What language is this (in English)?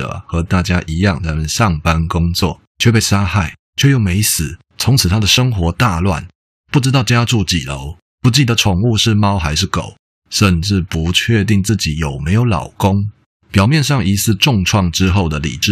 Chinese